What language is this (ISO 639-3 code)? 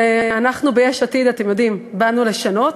heb